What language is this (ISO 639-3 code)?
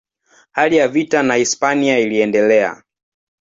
swa